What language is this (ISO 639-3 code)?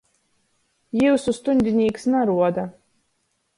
ltg